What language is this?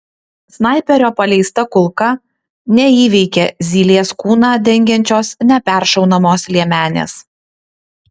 Lithuanian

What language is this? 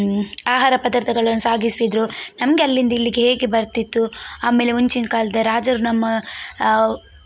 Kannada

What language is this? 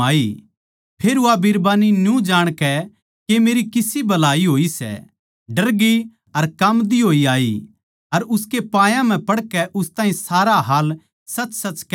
Haryanvi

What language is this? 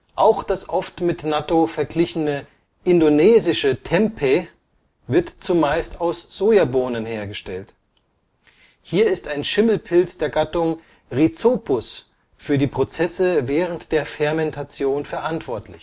German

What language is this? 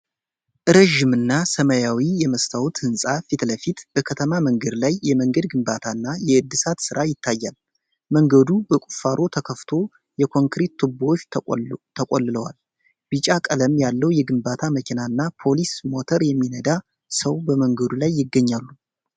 Amharic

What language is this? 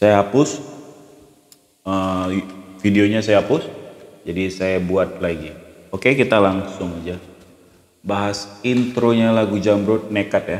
Indonesian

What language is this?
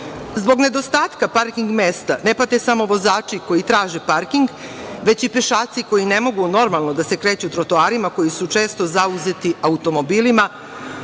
Serbian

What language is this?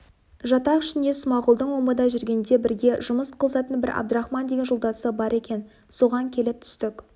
Kazakh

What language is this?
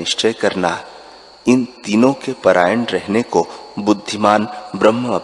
Hindi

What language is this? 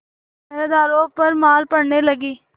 Hindi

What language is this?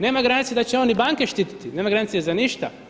Croatian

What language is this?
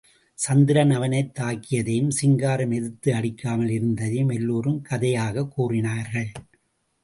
Tamil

